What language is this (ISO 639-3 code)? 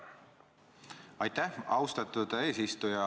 est